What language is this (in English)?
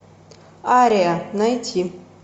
Russian